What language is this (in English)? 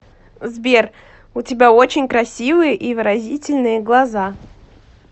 Russian